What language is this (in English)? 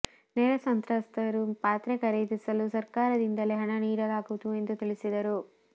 Kannada